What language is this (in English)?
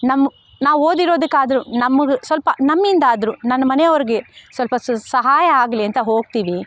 Kannada